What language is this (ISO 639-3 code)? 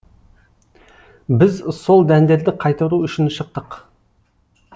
kaz